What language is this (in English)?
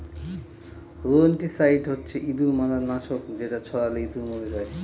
Bangla